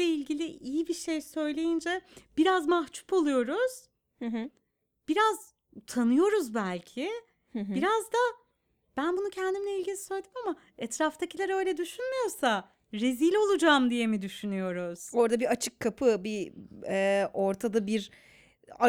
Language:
Turkish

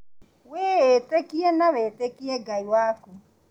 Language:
Kikuyu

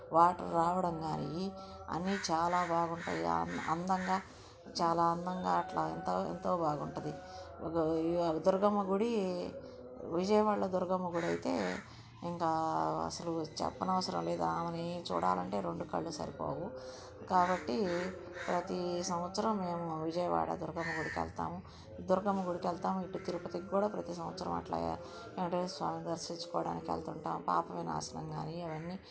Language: Telugu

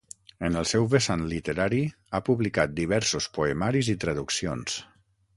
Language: Catalan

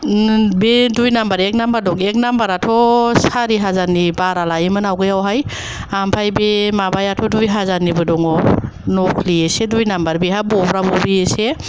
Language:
Bodo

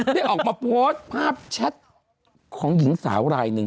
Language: Thai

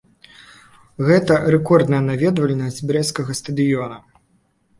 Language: Belarusian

